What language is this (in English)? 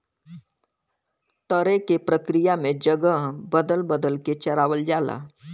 Bhojpuri